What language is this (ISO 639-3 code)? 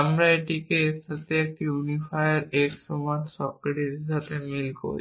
ben